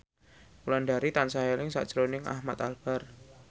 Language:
Javanese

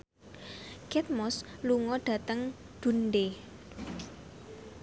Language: Javanese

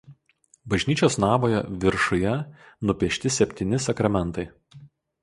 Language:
Lithuanian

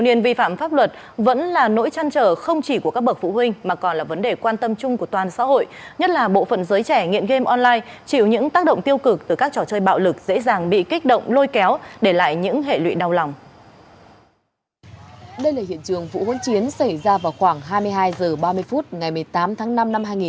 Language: Vietnamese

